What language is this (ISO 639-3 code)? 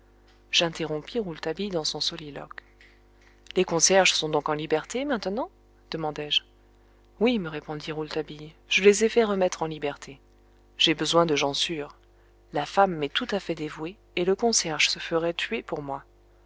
fra